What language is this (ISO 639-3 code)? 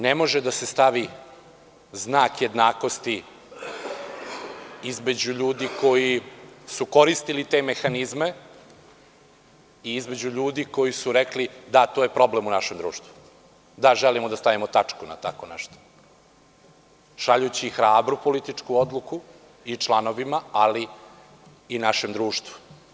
srp